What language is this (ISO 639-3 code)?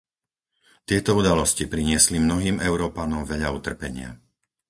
slk